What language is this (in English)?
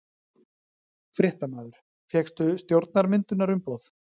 Icelandic